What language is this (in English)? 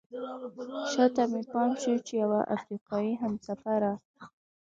Pashto